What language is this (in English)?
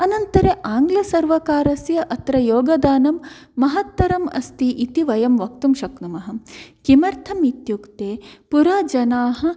Sanskrit